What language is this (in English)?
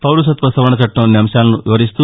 Telugu